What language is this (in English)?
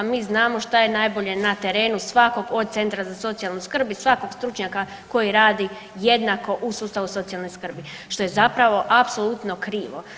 Croatian